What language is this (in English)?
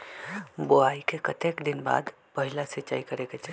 Magahi